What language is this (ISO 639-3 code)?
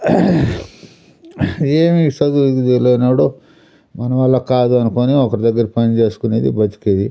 tel